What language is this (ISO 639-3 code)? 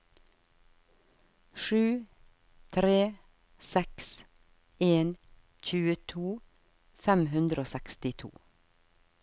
nor